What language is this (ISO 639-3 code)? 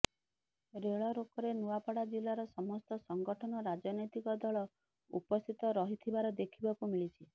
ori